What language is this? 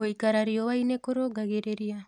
Kikuyu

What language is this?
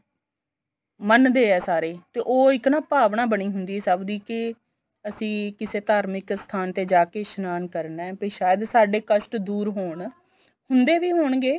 Punjabi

